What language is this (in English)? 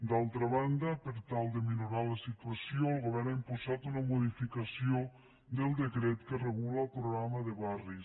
Catalan